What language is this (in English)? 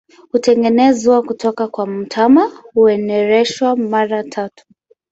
Swahili